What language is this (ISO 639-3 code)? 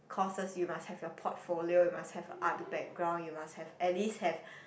eng